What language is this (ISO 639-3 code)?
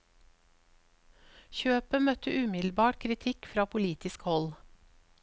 nor